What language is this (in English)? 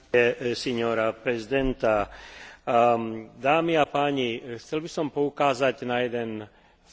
Slovak